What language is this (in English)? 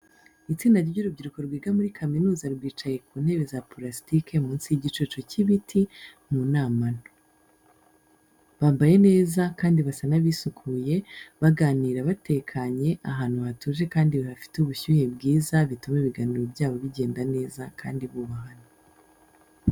Kinyarwanda